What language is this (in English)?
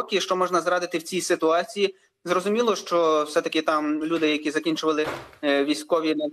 Ukrainian